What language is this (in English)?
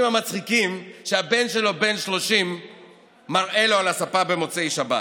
Hebrew